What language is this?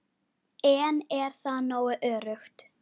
Icelandic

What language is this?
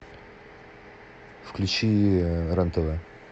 Russian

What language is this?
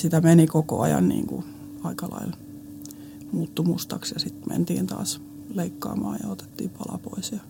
Finnish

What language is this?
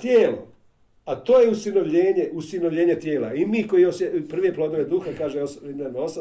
Croatian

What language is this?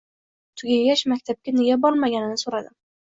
Uzbek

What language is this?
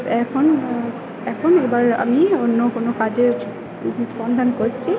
Bangla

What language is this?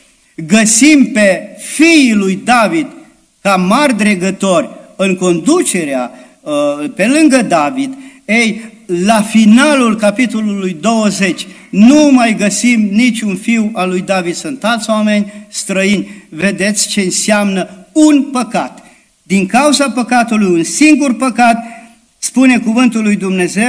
Romanian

